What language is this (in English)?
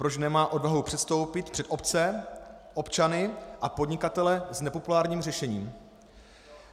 Czech